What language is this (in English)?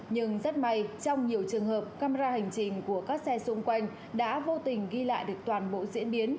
Vietnamese